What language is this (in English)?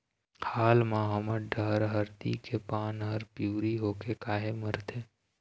Chhattisgarhi